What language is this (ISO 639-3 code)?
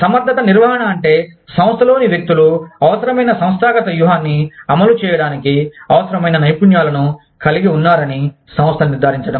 tel